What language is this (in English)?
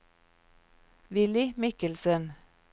Norwegian